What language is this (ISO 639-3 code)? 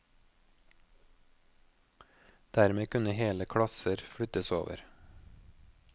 nor